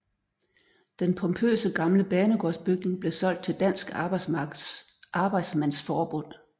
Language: Danish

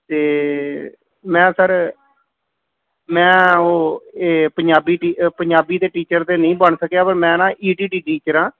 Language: Punjabi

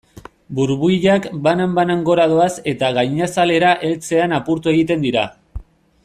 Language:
Basque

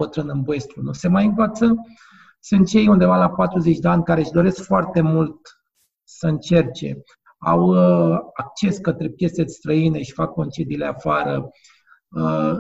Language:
Romanian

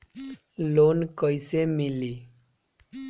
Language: Bhojpuri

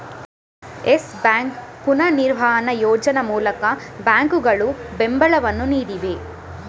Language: Kannada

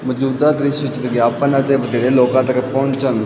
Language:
Punjabi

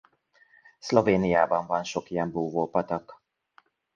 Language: Hungarian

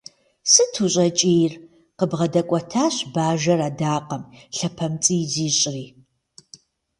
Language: Kabardian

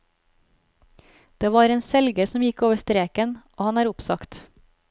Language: Norwegian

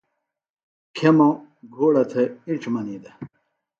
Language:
Phalura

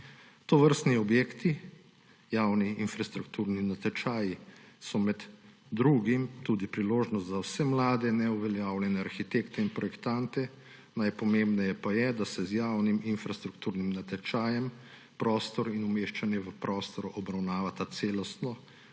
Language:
Slovenian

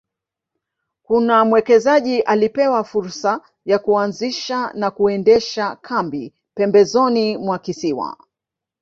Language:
Swahili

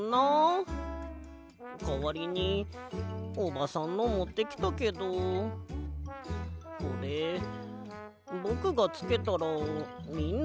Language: Japanese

